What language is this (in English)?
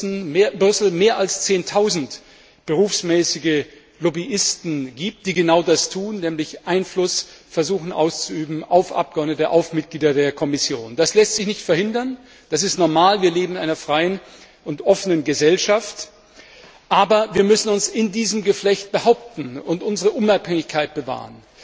German